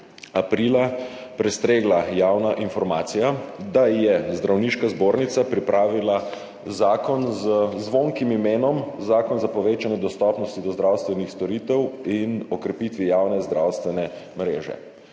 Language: Slovenian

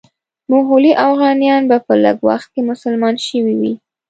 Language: Pashto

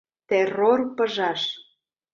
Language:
Mari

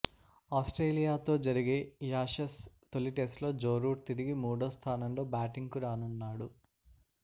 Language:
Telugu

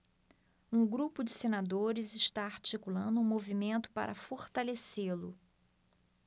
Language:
Portuguese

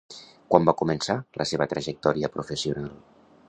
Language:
Catalan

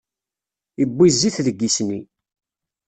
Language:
Kabyle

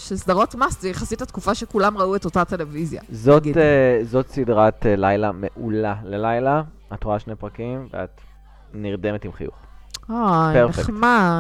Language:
Hebrew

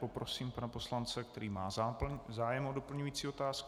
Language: Czech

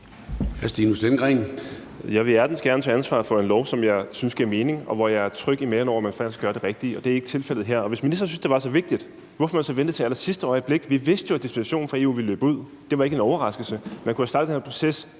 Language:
Danish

